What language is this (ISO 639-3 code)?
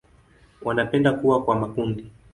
swa